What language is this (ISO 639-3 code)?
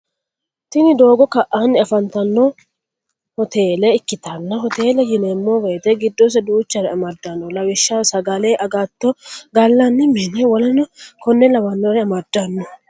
sid